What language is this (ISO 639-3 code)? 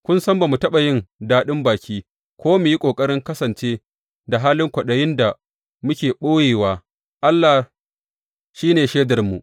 hau